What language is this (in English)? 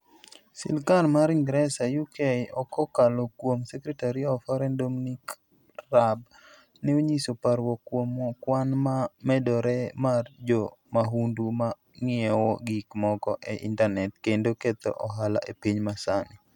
Luo (Kenya and Tanzania)